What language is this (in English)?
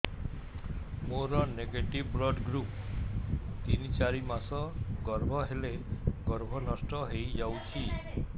Odia